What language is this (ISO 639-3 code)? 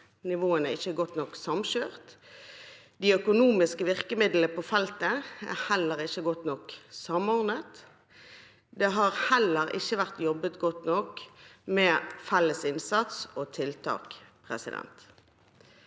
nor